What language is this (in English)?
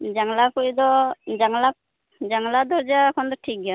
Santali